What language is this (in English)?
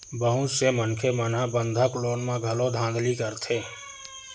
Chhattisgarhi